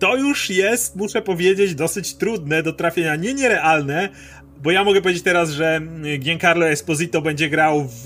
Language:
Polish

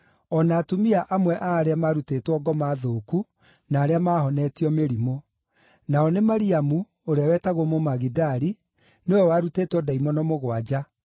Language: Kikuyu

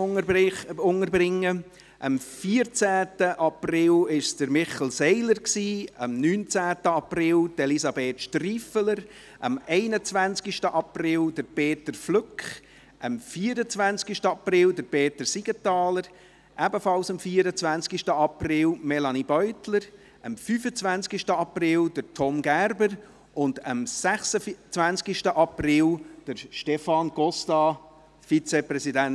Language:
Swiss German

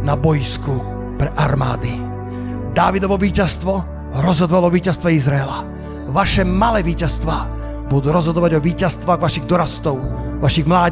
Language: Slovak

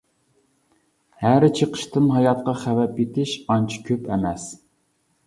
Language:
Uyghur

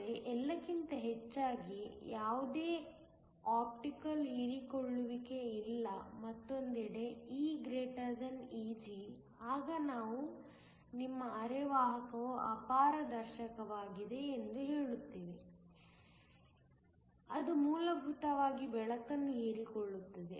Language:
Kannada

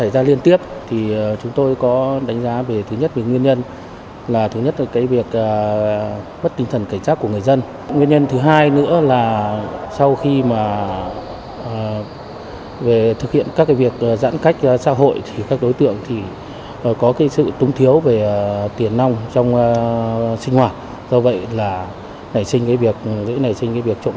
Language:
Vietnamese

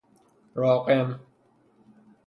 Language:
Persian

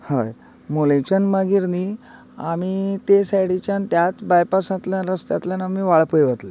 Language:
Konkani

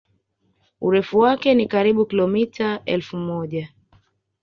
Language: Swahili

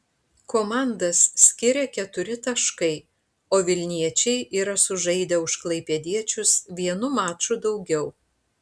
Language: Lithuanian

